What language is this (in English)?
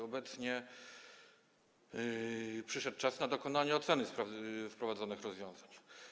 Polish